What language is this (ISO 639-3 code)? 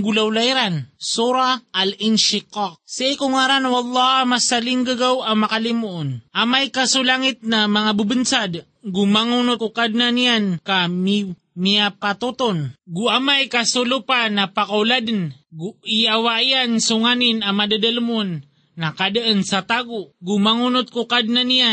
fil